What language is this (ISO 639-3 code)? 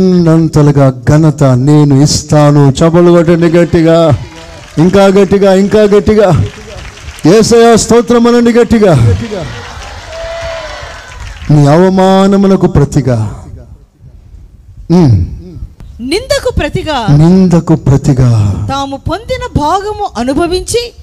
tel